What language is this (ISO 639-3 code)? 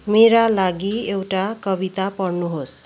nep